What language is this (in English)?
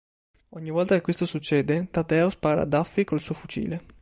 Italian